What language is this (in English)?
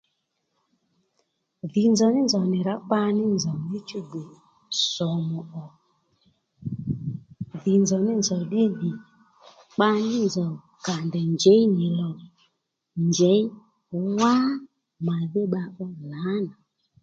Lendu